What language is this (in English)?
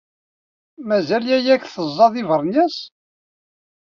Kabyle